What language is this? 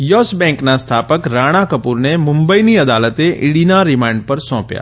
Gujarati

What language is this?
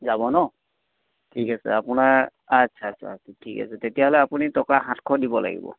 Assamese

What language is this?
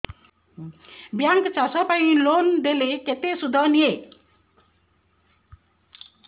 Odia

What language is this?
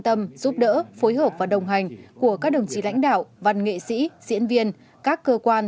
Vietnamese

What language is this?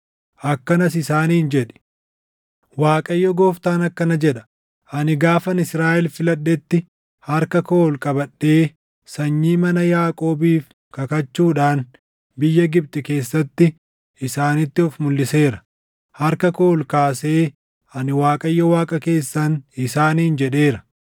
Oromo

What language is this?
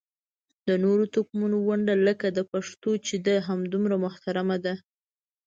Pashto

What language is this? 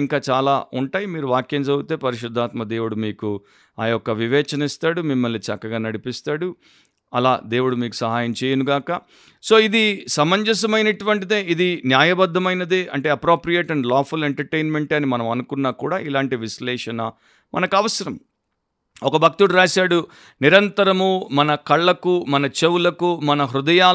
Telugu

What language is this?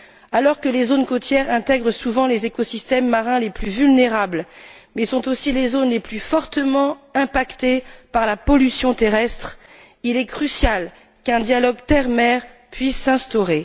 French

